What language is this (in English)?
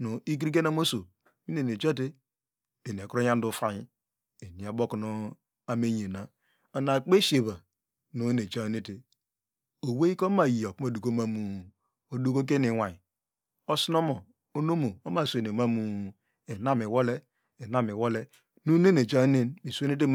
Degema